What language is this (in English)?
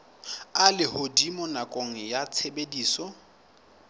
Southern Sotho